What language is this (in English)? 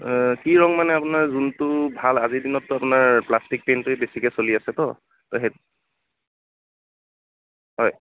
Assamese